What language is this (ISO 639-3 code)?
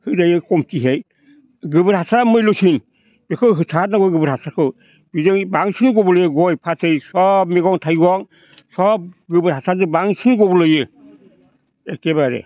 brx